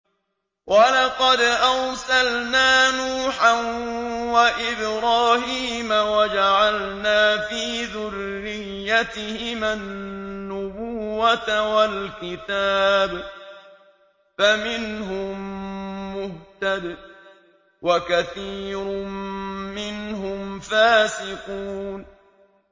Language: Arabic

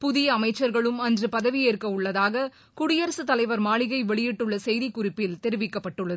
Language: Tamil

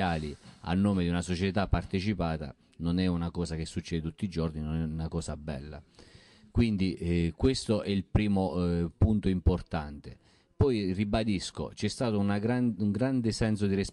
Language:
Italian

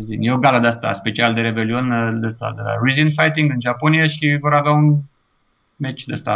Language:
Romanian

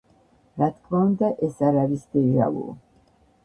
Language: Georgian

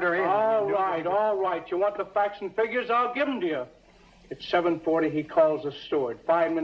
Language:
English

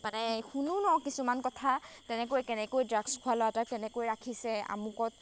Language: Assamese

